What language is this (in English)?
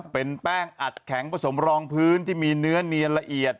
Thai